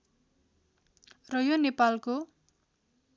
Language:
Nepali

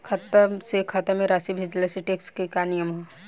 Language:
Bhojpuri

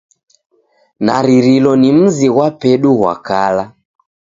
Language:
Taita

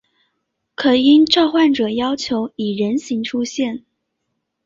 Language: Chinese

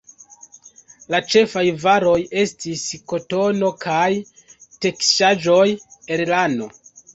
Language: Esperanto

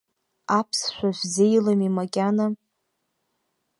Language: Abkhazian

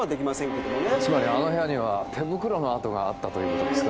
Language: Japanese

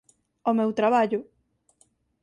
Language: Galician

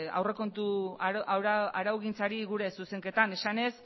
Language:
Basque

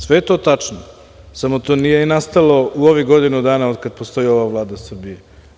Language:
Serbian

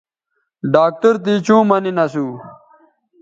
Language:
Bateri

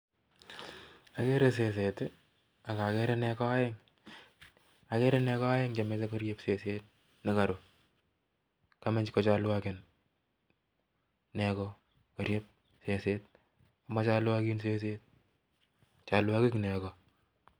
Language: Kalenjin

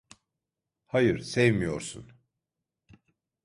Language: Turkish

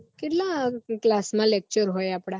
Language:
Gujarati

